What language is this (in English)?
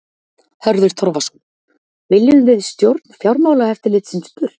Icelandic